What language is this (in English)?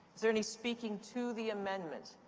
English